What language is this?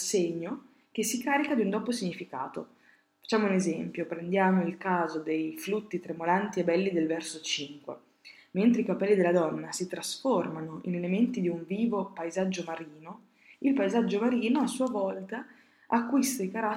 Italian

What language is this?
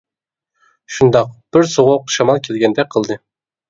Uyghur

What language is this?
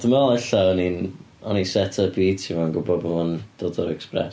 Welsh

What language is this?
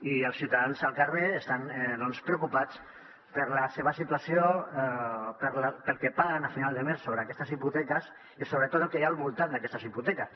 Catalan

